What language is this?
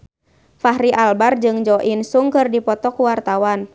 Sundanese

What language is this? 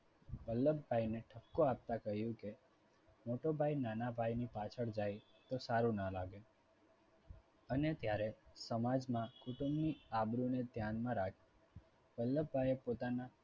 Gujarati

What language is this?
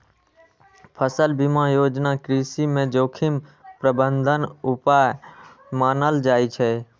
Maithili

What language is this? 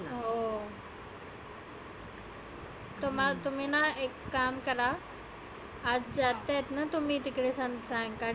Marathi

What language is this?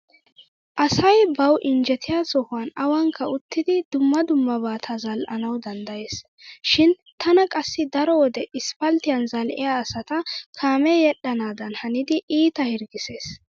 Wolaytta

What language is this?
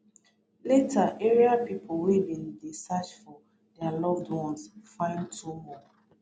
Nigerian Pidgin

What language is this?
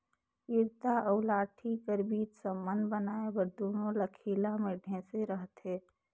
Chhattisgarhi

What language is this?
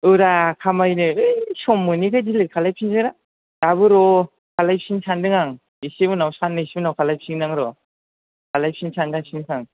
Bodo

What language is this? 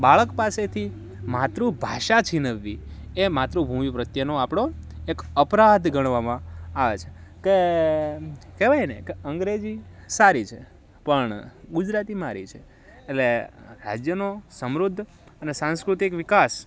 Gujarati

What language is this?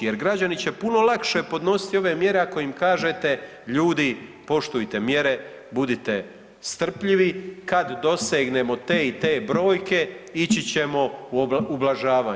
Croatian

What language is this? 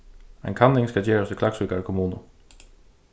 Faroese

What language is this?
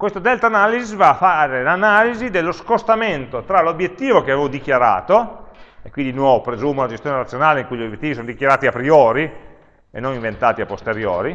Italian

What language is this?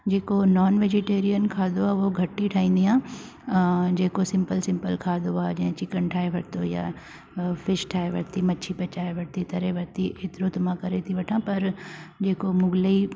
Sindhi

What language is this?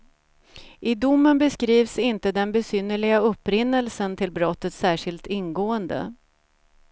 Swedish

